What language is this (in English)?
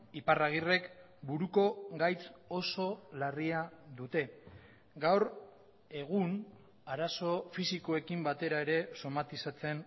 Basque